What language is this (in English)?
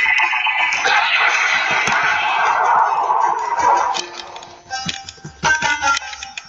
Spanish